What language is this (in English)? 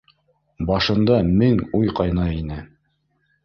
Bashkir